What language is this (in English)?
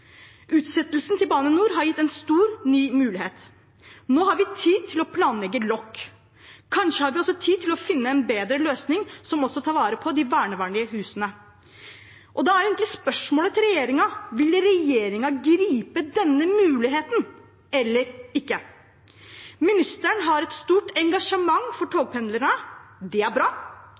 Norwegian Bokmål